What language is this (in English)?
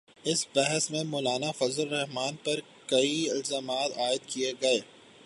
Urdu